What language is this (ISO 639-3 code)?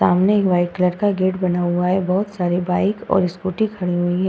hin